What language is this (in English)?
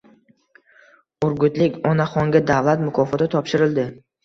Uzbek